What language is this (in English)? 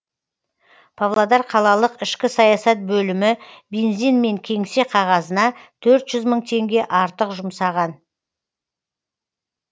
Kazakh